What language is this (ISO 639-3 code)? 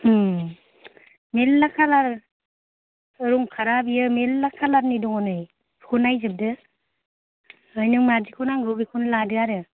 brx